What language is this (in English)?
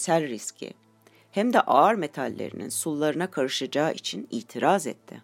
Turkish